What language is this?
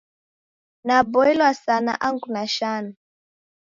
Taita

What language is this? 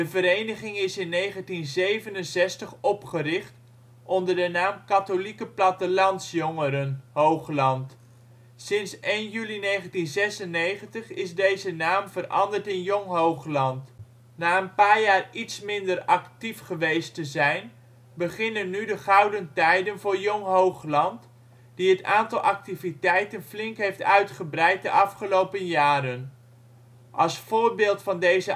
Dutch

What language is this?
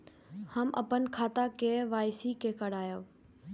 Maithili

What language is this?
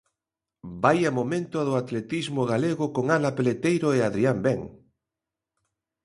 Galician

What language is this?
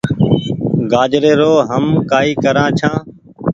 Goaria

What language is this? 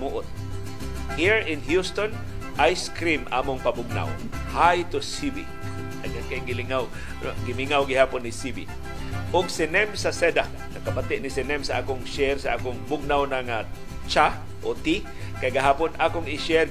Filipino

